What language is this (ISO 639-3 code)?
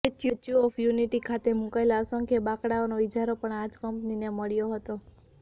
guj